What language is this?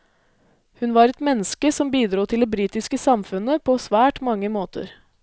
Norwegian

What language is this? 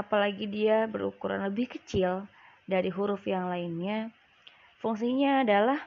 Indonesian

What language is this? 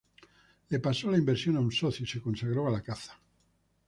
Spanish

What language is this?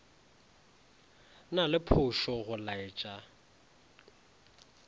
Northern Sotho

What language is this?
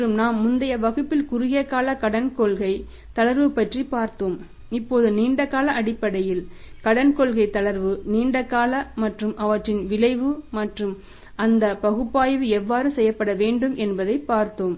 Tamil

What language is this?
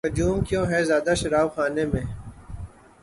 Urdu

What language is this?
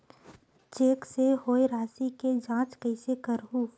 Chhattisgarhi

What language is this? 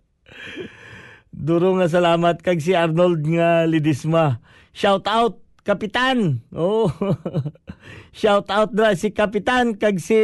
Filipino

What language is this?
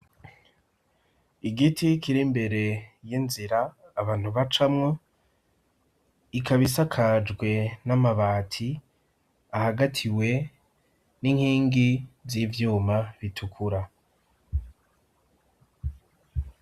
Rundi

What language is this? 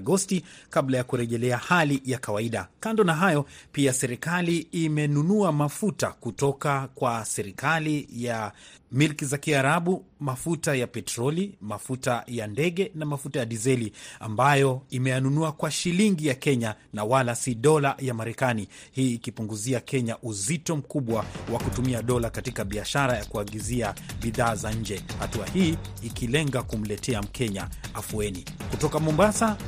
Swahili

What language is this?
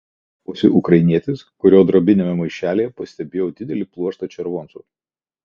Lithuanian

